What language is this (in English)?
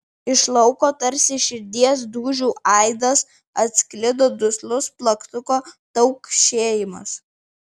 Lithuanian